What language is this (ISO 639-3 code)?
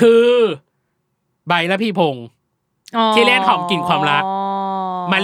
tha